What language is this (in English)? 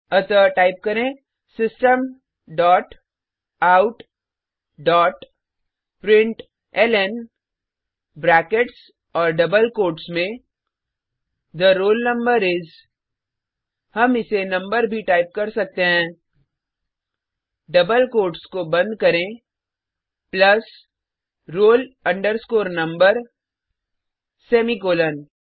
Hindi